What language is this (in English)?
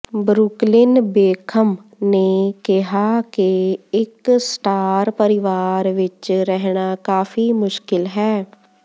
Punjabi